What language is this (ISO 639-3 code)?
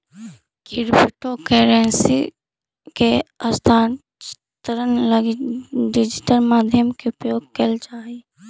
mag